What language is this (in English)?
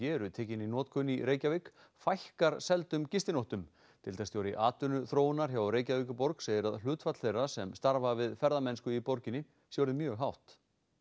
Icelandic